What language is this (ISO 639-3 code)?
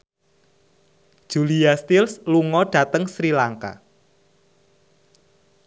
jav